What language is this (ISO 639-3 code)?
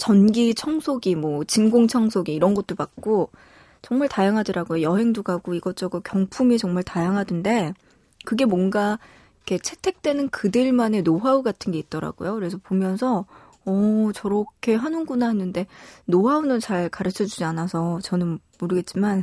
kor